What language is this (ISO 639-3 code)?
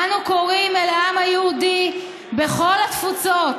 heb